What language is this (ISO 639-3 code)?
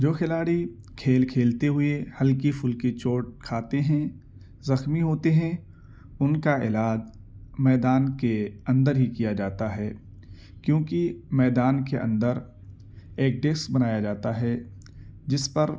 urd